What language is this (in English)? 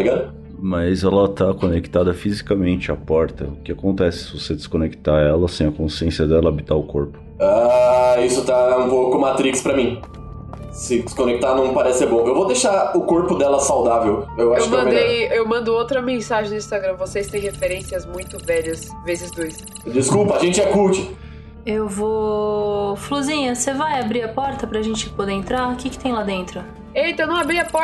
Portuguese